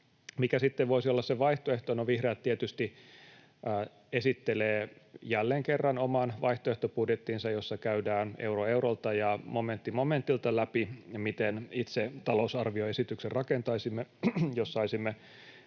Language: Finnish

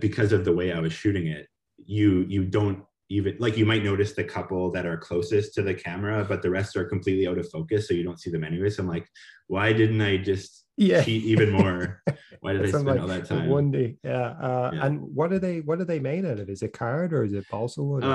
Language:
English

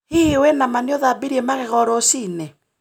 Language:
Kikuyu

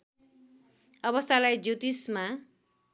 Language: Nepali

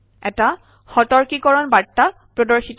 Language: Assamese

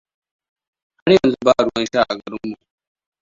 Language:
Hausa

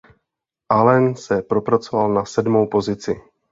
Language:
Czech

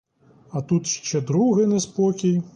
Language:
Ukrainian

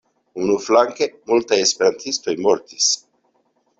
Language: Esperanto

